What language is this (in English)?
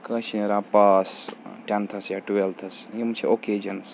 Kashmiri